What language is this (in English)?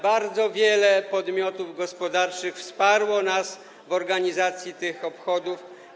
Polish